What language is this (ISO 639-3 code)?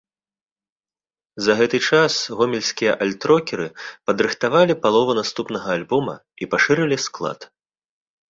bel